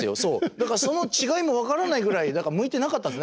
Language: Japanese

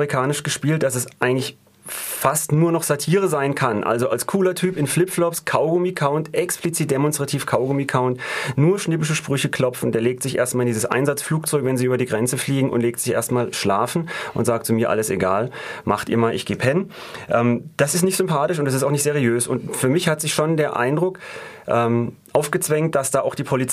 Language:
German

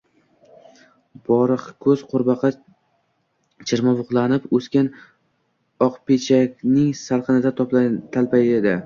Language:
Uzbek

